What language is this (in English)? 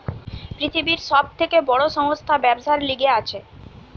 Bangla